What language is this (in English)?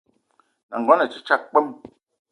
Eton (Cameroon)